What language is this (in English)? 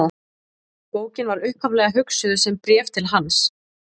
Icelandic